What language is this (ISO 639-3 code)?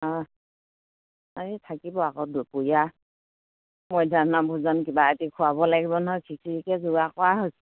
asm